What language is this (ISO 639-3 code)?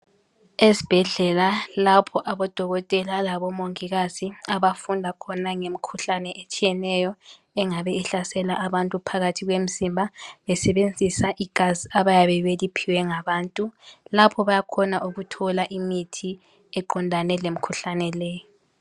nde